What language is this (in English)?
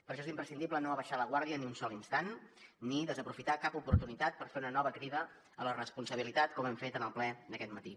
Catalan